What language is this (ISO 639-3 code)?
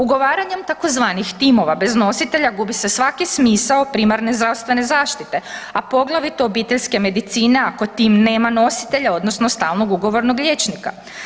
hrv